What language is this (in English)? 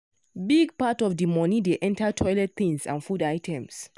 Nigerian Pidgin